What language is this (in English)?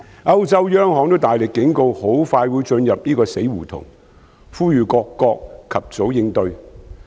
Cantonese